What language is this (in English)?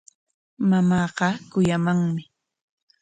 Corongo Ancash Quechua